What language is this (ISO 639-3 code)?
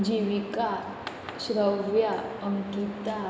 kok